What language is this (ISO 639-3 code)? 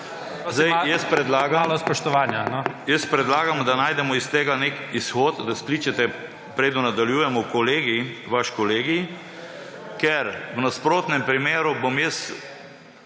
slv